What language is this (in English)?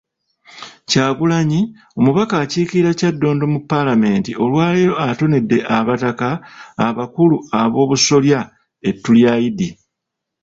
Ganda